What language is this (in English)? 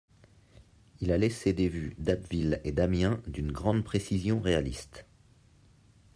French